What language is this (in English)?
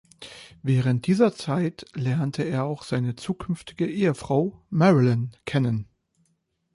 German